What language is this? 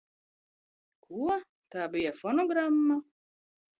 Latvian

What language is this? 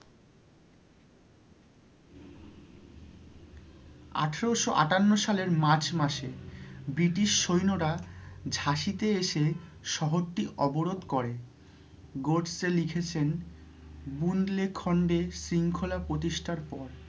Bangla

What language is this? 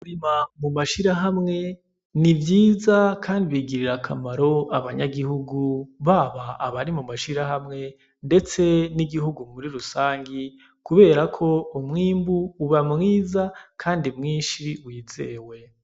Rundi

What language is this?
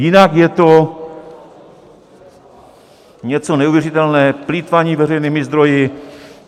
Czech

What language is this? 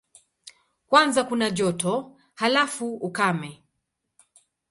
Swahili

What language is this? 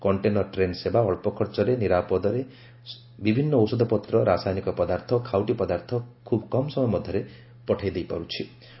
Odia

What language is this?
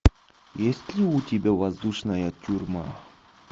Russian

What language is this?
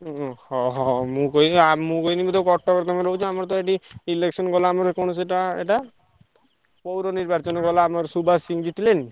Odia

